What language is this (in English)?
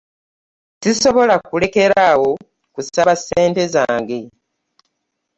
Ganda